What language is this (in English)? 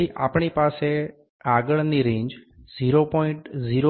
Gujarati